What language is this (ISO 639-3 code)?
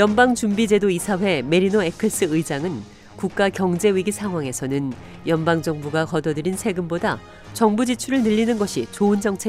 kor